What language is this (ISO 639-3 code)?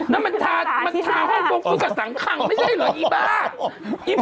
tha